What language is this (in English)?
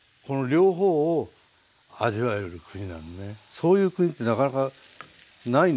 Japanese